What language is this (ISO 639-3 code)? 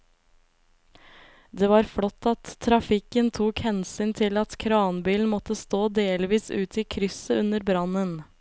nor